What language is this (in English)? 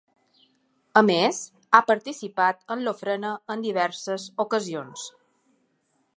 Catalan